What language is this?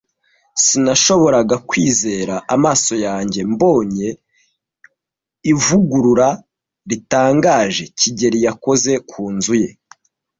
Kinyarwanda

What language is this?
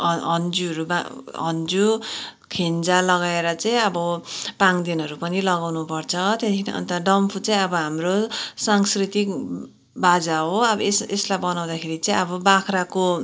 Nepali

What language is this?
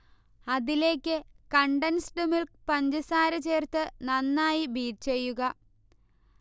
Malayalam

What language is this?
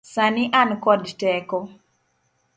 Luo (Kenya and Tanzania)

